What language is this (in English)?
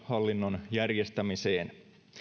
Finnish